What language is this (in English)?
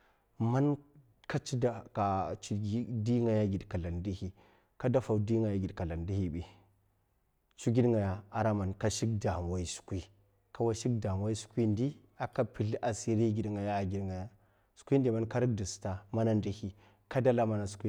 Mafa